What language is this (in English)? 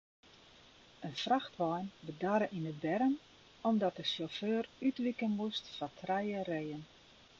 Western Frisian